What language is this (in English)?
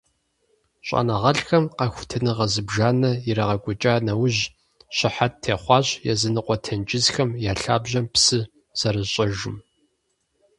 Kabardian